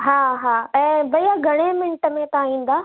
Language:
Sindhi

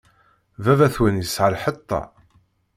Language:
Kabyle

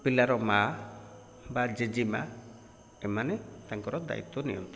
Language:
Odia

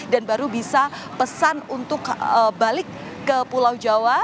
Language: Indonesian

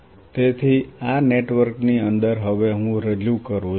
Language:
Gujarati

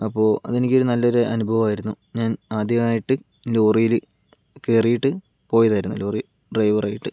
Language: Malayalam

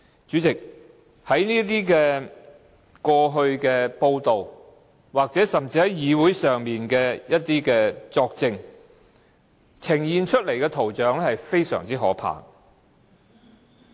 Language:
Cantonese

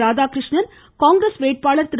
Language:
Tamil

